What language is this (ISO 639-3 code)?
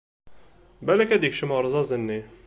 kab